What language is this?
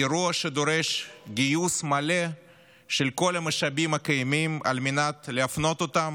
Hebrew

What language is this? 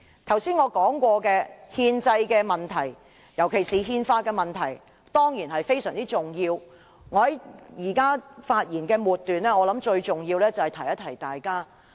Cantonese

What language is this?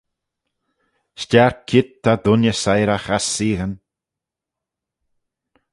Manx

